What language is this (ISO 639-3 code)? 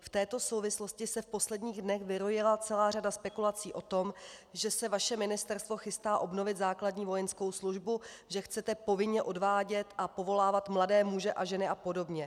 ces